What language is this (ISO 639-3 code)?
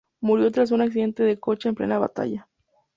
spa